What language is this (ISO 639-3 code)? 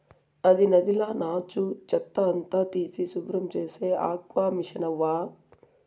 tel